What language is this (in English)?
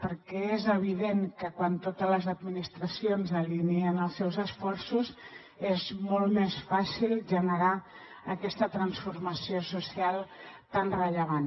Catalan